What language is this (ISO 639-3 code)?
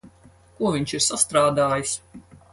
lav